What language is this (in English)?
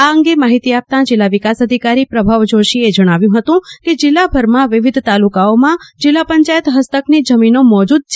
Gujarati